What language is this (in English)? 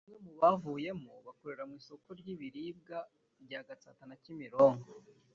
Kinyarwanda